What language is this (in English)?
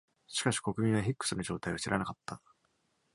Japanese